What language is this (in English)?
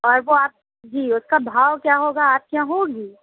Urdu